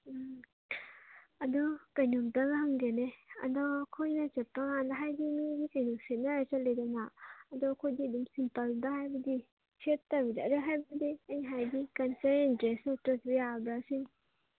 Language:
Manipuri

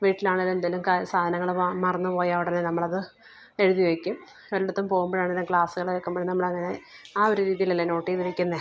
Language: Malayalam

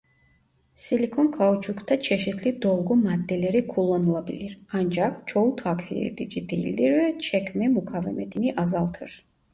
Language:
Turkish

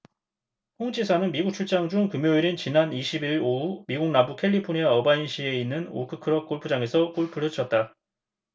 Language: Korean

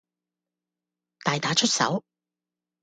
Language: Cantonese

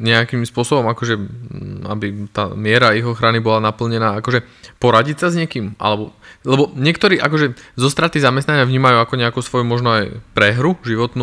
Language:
Slovak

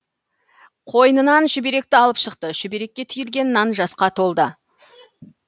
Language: Kazakh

